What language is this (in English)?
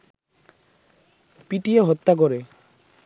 Bangla